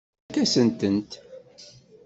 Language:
Kabyle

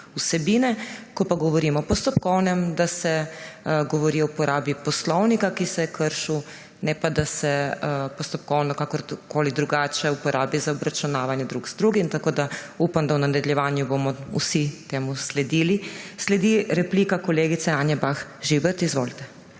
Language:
Slovenian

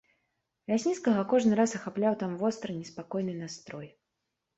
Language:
Belarusian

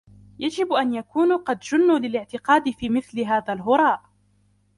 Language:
Arabic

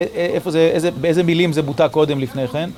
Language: Hebrew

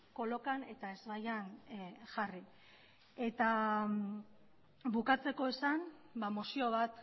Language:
Basque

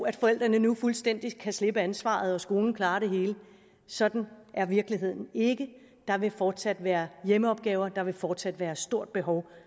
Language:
Danish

